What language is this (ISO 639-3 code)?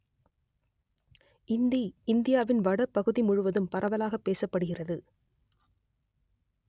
tam